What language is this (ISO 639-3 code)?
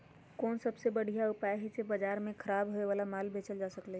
mag